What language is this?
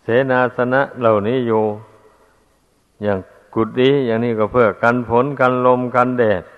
Thai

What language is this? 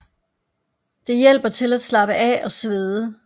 Danish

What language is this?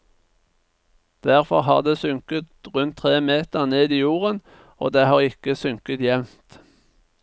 Norwegian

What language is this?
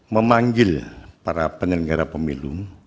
Indonesian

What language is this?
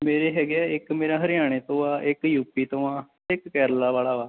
Punjabi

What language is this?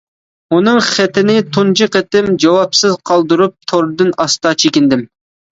Uyghur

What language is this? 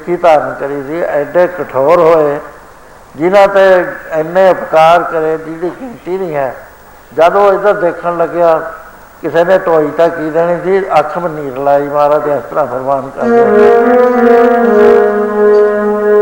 Punjabi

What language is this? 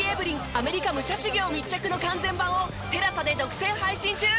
Japanese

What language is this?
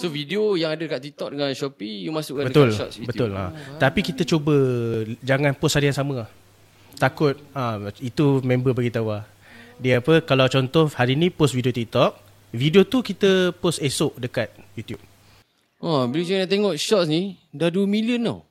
Malay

